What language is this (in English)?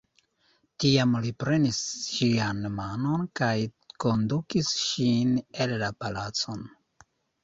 Esperanto